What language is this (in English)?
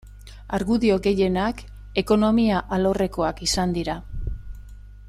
Basque